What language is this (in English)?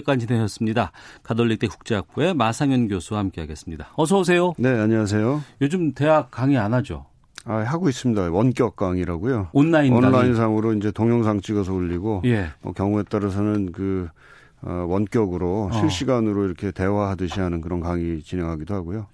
Korean